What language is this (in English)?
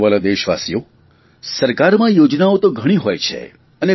Gujarati